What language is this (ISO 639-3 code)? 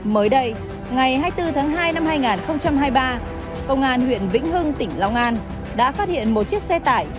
vie